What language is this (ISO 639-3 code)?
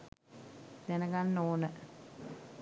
sin